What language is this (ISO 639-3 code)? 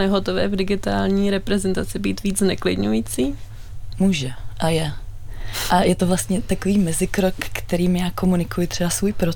ces